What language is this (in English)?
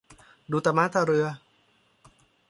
Thai